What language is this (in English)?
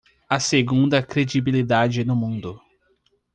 Portuguese